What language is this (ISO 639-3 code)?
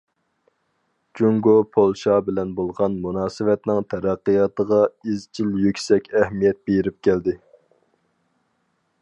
uig